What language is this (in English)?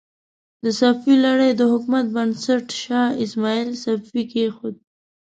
Pashto